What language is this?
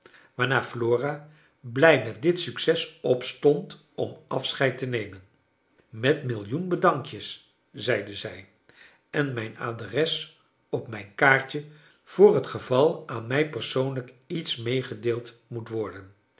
Dutch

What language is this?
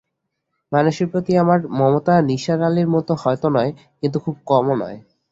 Bangla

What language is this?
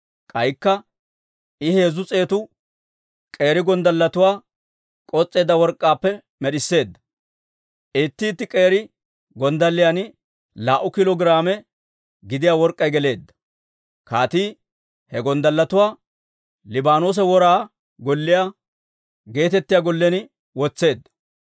Dawro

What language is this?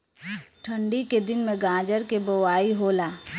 Bhojpuri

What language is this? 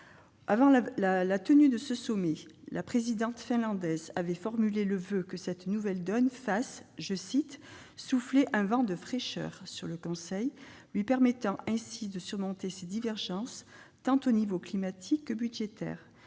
French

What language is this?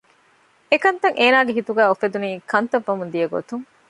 Divehi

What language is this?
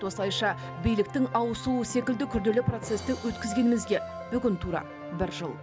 Kazakh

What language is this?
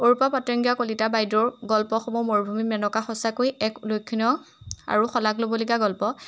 Assamese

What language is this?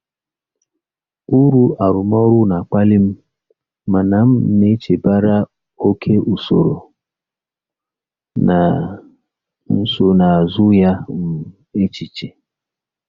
Igbo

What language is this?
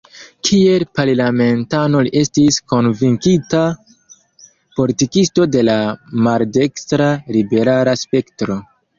Esperanto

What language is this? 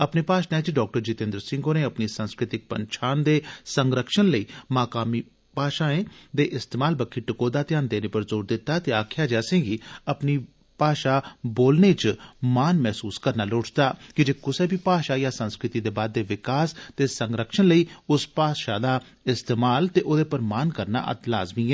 Dogri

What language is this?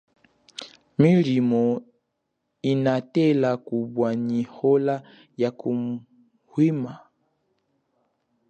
Chokwe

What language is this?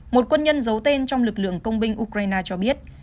Vietnamese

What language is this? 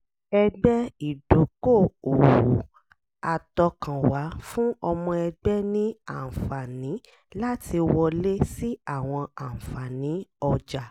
Yoruba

